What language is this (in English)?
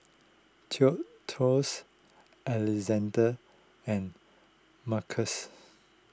English